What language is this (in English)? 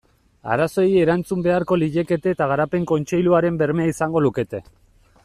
Basque